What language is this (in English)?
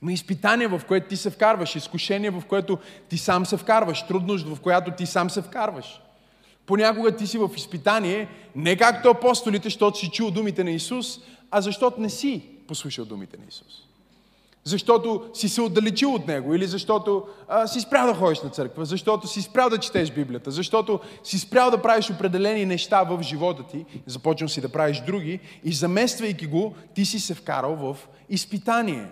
Bulgarian